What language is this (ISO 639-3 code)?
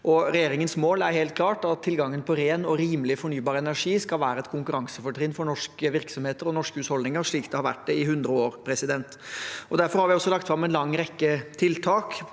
nor